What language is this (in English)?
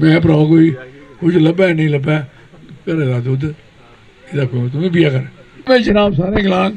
Punjabi